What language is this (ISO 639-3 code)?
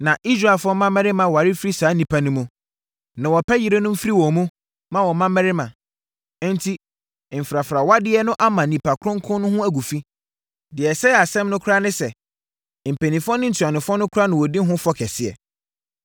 aka